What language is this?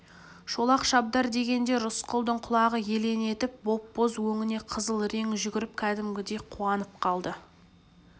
Kazakh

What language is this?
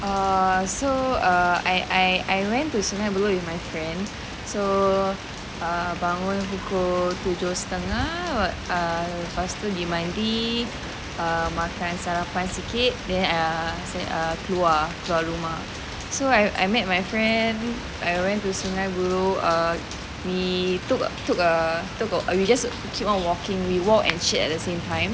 English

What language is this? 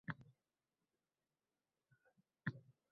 Uzbek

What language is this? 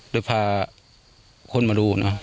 Thai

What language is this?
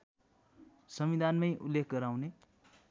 Nepali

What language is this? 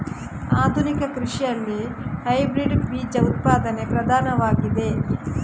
Kannada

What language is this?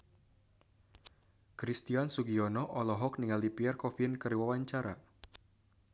Sundanese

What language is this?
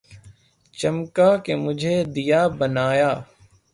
Urdu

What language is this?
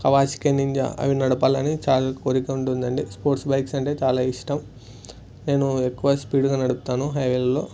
Telugu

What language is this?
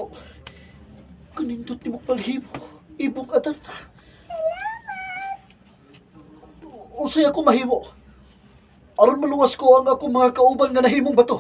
Filipino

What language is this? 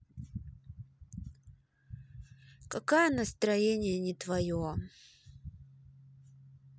Russian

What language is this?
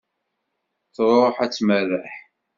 Kabyle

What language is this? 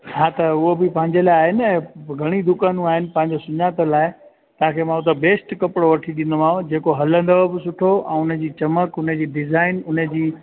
Sindhi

